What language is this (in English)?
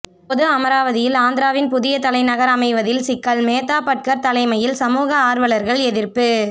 Tamil